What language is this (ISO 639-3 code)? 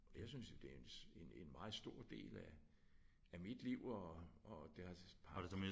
dan